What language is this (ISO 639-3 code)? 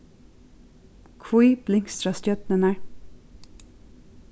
fao